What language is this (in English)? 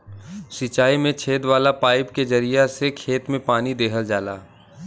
Bhojpuri